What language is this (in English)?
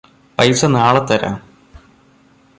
Malayalam